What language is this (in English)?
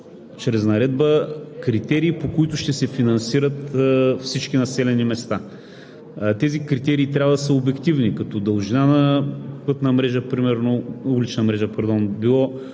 Bulgarian